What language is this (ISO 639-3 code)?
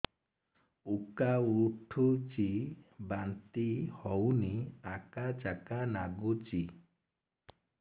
ori